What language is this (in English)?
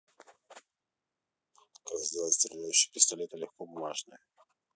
Russian